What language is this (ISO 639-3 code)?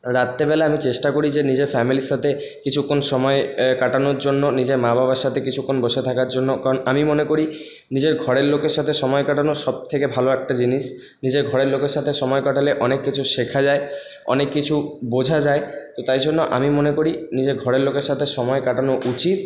ben